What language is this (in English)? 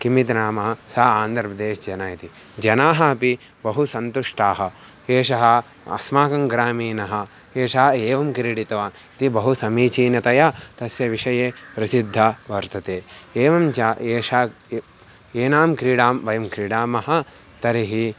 Sanskrit